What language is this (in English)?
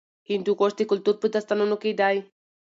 Pashto